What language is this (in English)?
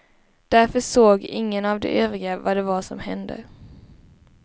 Swedish